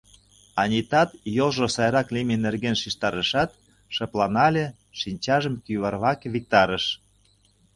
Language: Mari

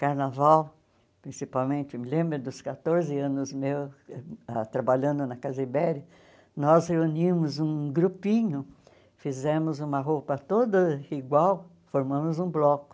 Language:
Portuguese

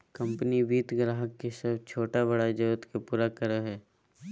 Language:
Magahi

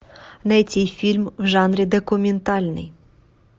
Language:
Russian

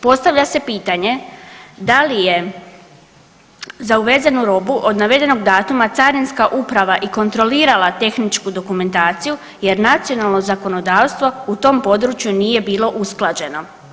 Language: Croatian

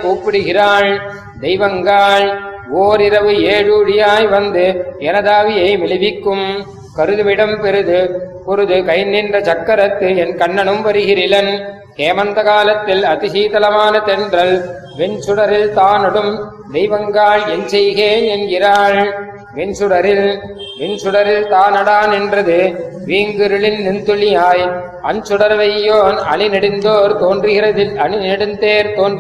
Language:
Tamil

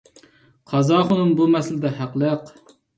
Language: Uyghur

